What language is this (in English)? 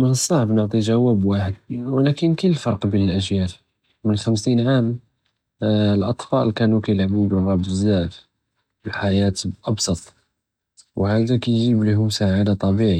Judeo-Arabic